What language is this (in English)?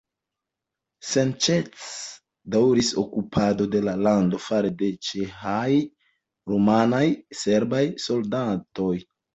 Esperanto